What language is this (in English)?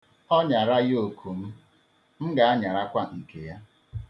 Igbo